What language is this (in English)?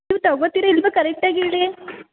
Kannada